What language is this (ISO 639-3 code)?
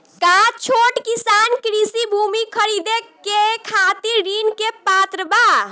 bho